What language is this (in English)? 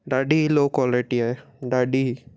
Sindhi